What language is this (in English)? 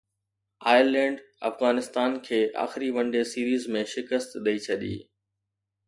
Sindhi